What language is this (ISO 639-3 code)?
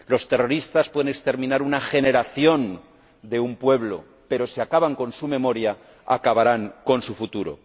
spa